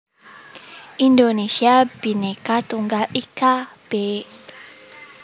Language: Javanese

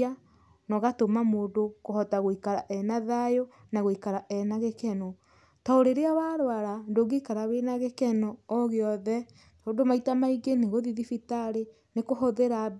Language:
Kikuyu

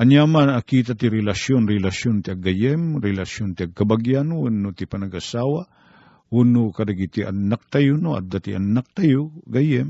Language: Filipino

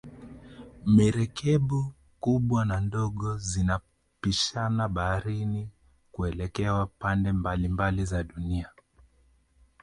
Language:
Swahili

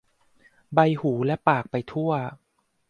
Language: Thai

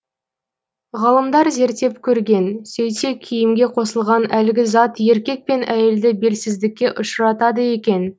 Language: Kazakh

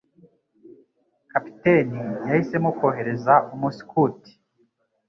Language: Kinyarwanda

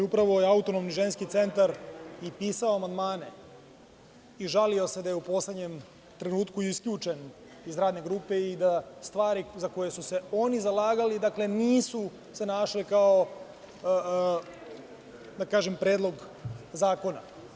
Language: Serbian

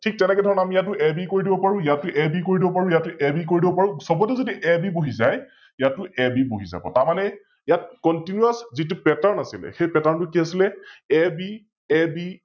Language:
Assamese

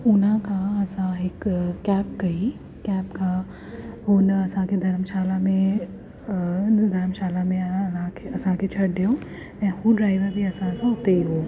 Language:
Sindhi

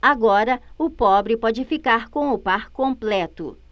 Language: Portuguese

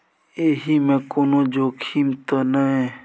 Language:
Maithili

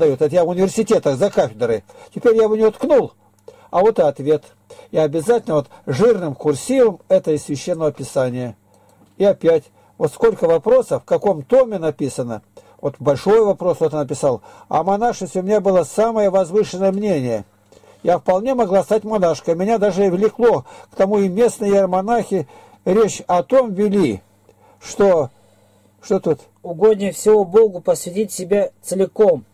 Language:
Russian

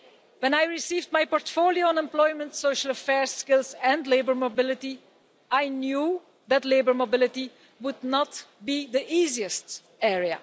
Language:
English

